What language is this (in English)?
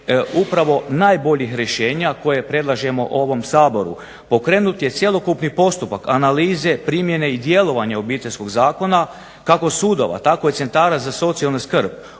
Croatian